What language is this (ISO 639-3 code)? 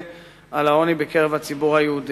heb